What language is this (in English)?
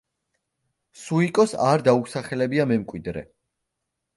Georgian